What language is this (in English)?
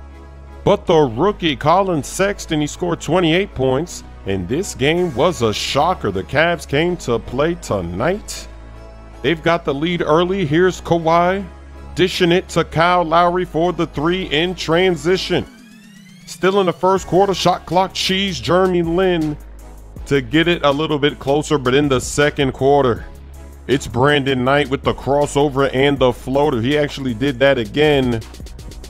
English